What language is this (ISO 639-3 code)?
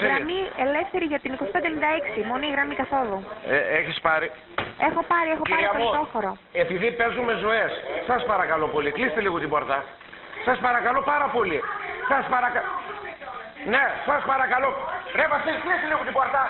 ell